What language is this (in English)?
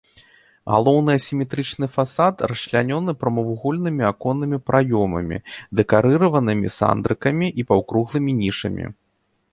Belarusian